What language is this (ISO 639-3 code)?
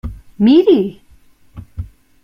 cat